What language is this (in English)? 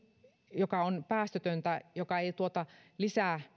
Finnish